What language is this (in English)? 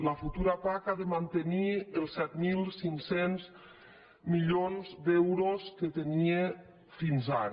Catalan